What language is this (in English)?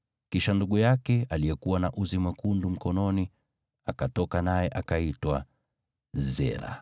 Swahili